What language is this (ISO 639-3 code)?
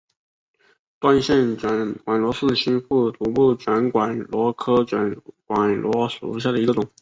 zho